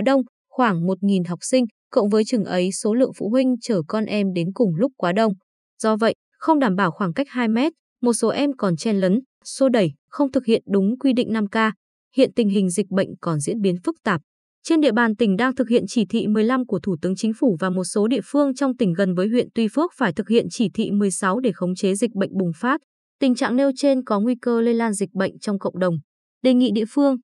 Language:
Vietnamese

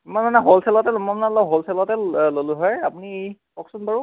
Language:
Assamese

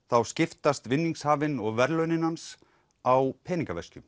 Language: Icelandic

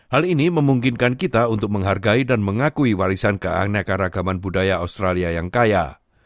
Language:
Indonesian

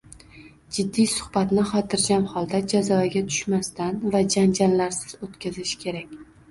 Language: Uzbek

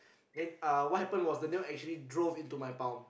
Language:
English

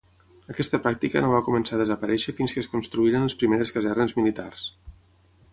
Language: Catalan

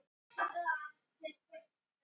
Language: Icelandic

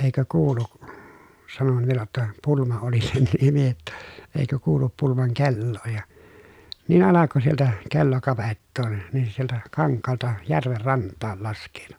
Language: Finnish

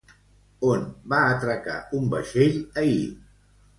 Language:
Catalan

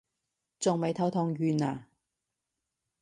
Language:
Cantonese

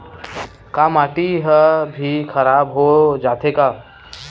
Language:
Chhattisgarhi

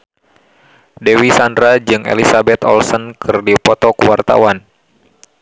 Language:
Sundanese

